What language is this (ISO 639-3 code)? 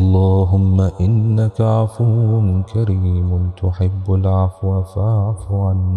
ara